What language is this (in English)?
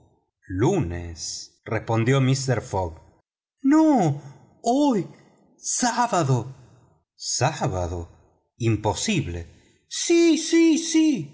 Spanish